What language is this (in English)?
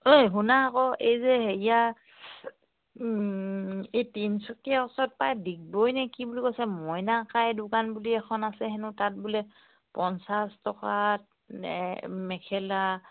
Assamese